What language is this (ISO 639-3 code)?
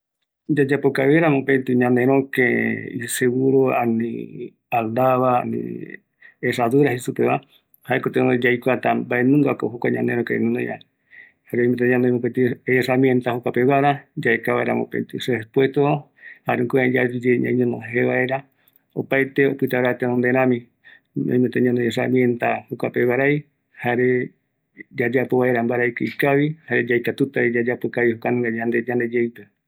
gui